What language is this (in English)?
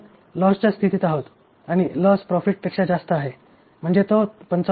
Marathi